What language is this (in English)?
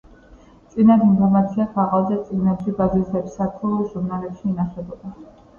Georgian